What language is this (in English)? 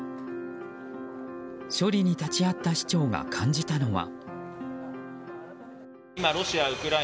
Japanese